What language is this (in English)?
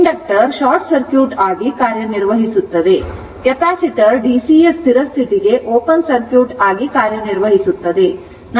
Kannada